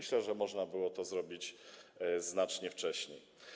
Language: Polish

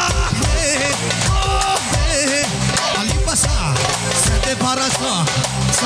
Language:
Turkish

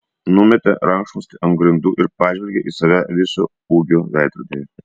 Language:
Lithuanian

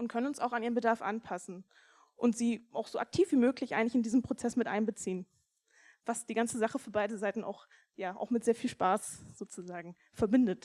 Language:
German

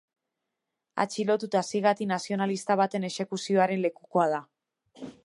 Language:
Basque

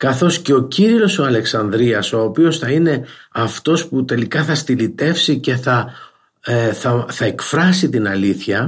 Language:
Greek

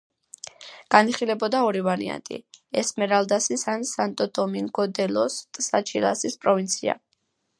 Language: Georgian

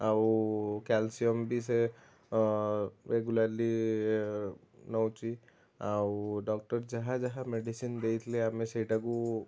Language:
Odia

